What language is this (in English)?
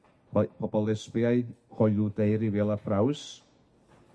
Welsh